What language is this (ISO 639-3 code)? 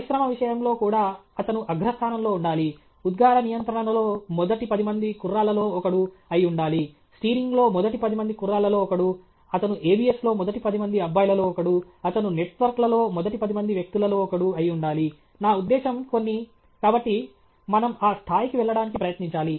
tel